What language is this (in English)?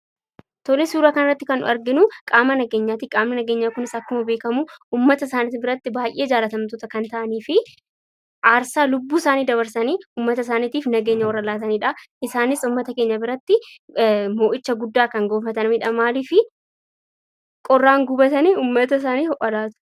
Oromo